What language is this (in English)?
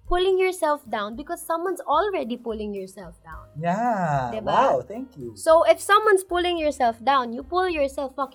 Filipino